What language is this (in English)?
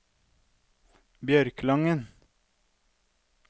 Norwegian